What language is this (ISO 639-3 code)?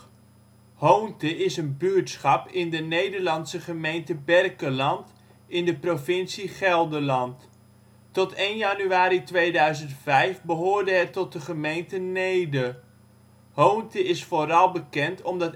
nld